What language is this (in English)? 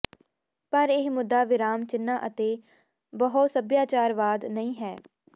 Punjabi